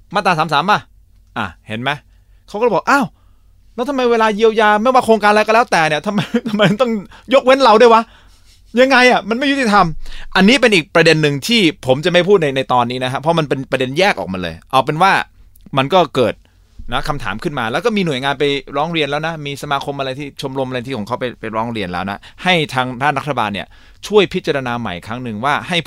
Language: Thai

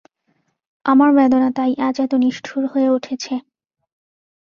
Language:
Bangla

